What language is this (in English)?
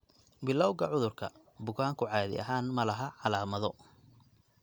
Somali